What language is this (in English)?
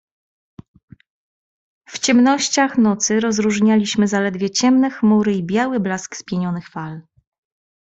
Polish